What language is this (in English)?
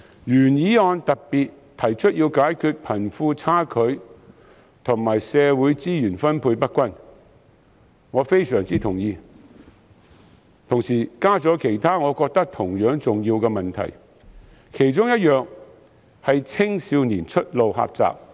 Cantonese